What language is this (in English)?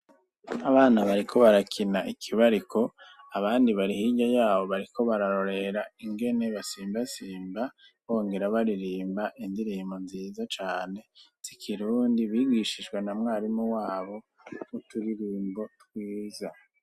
Rundi